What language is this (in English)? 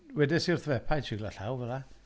Welsh